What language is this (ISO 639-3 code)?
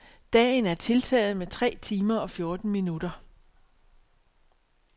dan